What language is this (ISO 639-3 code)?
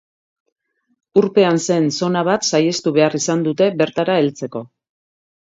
eus